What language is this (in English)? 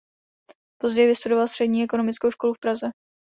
Czech